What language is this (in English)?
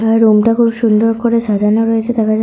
Bangla